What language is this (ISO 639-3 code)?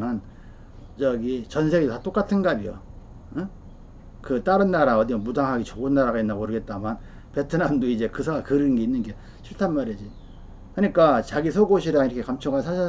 kor